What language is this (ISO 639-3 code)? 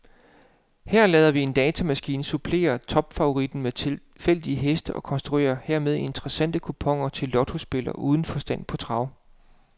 dan